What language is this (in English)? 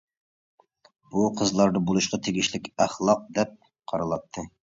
Uyghur